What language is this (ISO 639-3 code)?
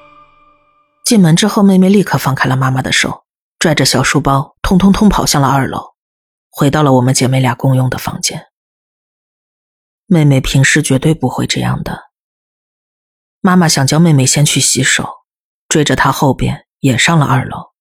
zho